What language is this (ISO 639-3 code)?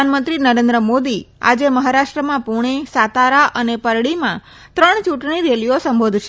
guj